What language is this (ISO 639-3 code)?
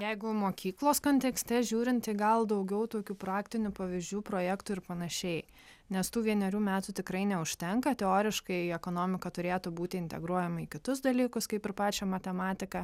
lit